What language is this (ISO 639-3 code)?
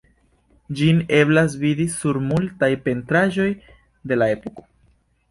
epo